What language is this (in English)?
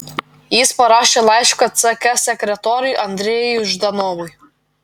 Lithuanian